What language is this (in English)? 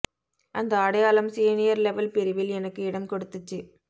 Tamil